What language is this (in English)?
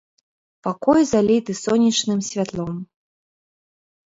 Belarusian